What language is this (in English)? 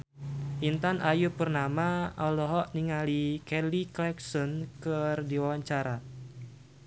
Sundanese